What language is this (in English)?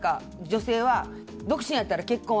Japanese